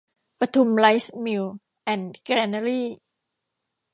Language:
Thai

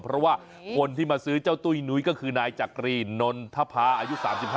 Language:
Thai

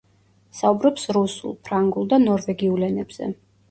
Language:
Georgian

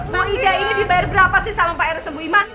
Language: Indonesian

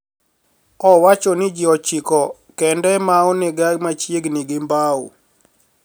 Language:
Luo (Kenya and Tanzania)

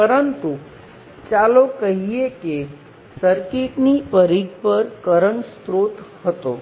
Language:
Gujarati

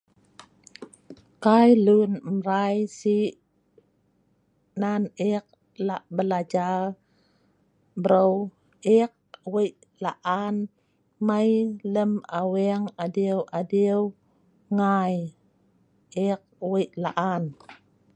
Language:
Sa'ban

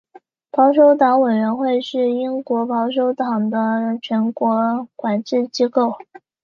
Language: Chinese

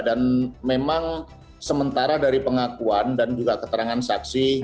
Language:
Indonesian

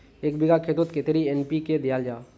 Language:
Magahi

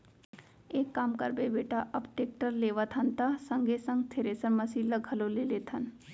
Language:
Chhattisgarhi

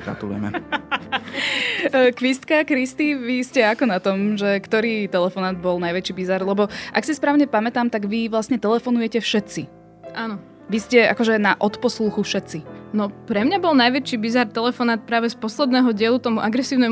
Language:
Slovak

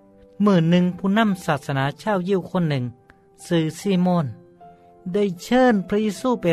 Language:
Thai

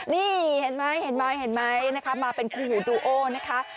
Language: Thai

